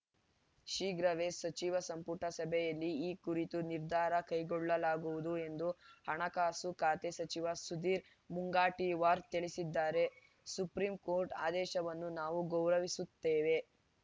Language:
Kannada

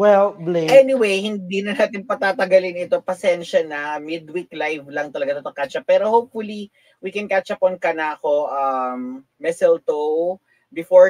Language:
Filipino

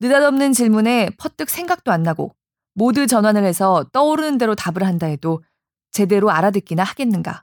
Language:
Korean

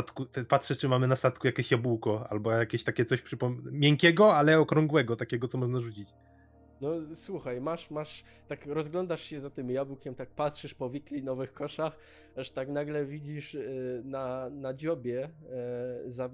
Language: Polish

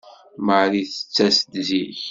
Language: Kabyle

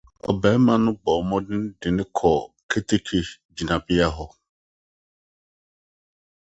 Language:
Akan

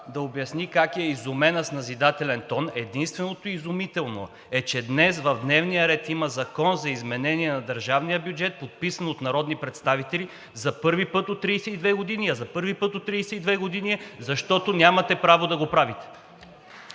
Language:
Bulgarian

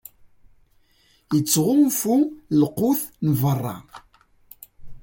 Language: Kabyle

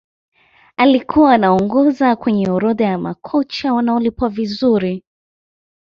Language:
Swahili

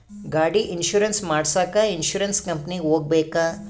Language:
Kannada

